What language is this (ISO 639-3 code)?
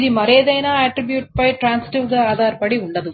tel